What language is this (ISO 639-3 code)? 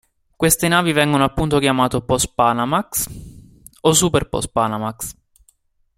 ita